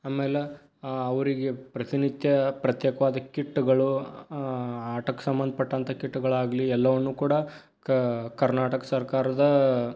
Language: Kannada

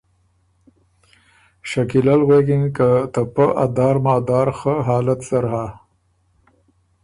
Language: Ormuri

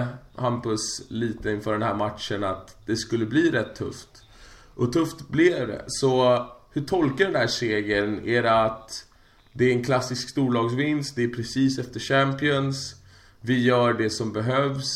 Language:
Swedish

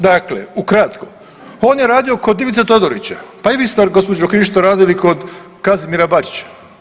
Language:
Croatian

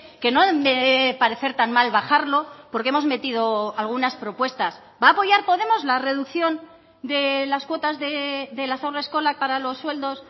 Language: Spanish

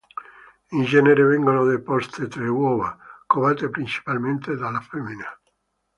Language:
Italian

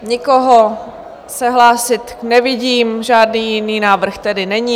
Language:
Czech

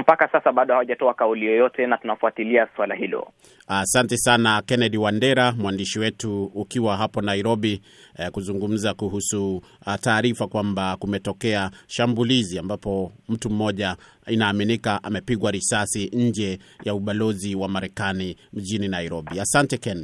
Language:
Swahili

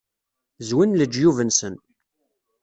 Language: Kabyle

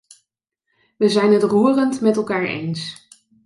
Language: Dutch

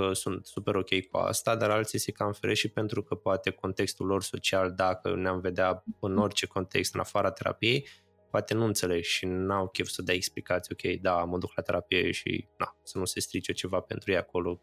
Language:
Romanian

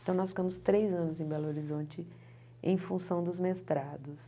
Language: Portuguese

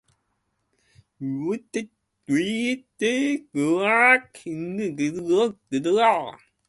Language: Japanese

